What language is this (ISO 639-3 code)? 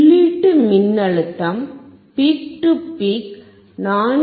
tam